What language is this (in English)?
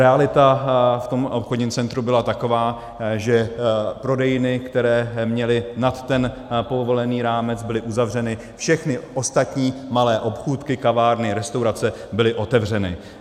Czech